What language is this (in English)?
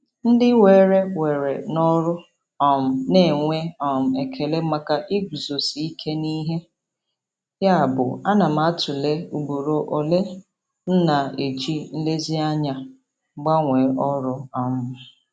Igbo